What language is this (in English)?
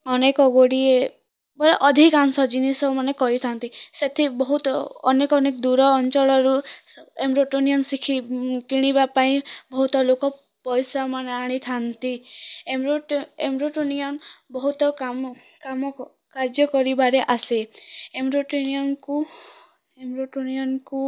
Odia